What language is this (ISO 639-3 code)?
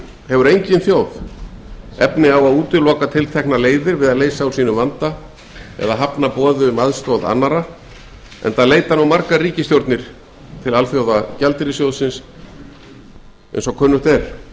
isl